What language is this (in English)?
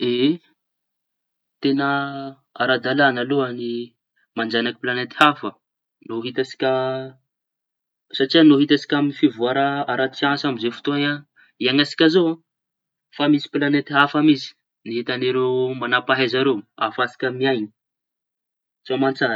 Tanosy Malagasy